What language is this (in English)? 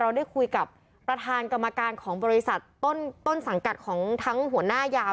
Thai